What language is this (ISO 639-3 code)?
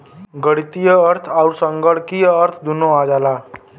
bho